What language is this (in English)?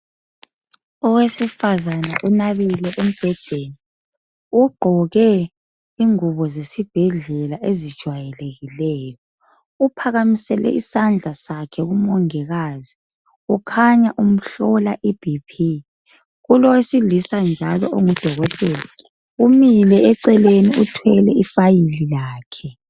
North Ndebele